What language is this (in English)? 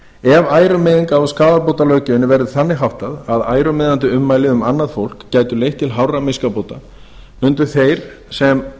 Icelandic